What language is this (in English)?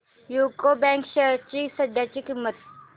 Marathi